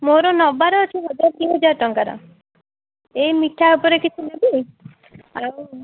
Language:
Odia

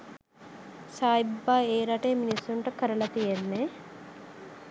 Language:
Sinhala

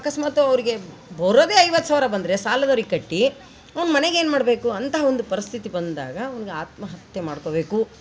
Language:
Kannada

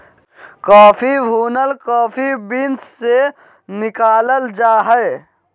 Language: Magahi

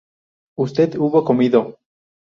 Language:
Spanish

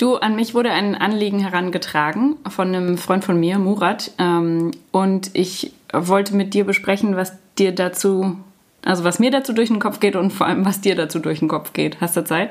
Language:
German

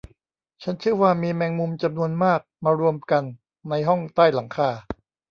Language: Thai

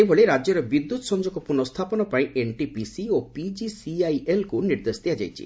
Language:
Odia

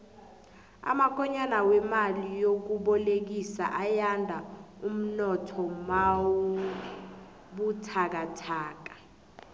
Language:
South Ndebele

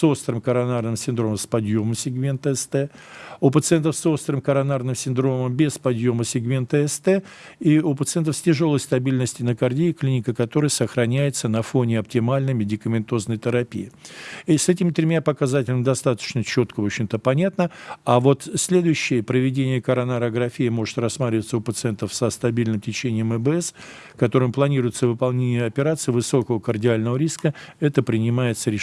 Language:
Russian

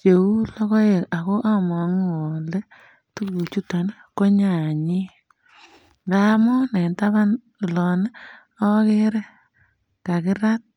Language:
Kalenjin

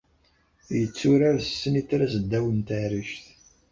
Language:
Kabyle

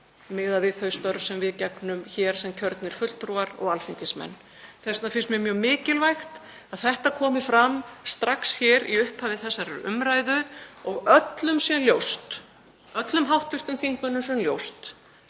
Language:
Icelandic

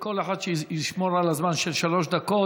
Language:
Hebrew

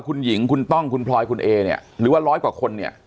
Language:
Thai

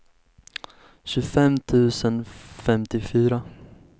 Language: Swedish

